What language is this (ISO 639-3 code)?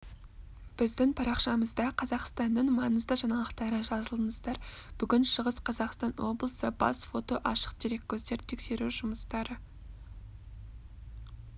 kaz